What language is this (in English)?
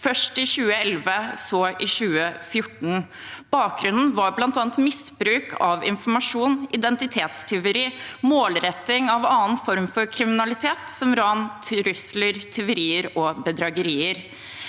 Norwegian